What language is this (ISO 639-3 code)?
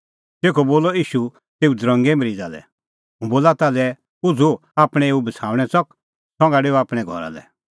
kfx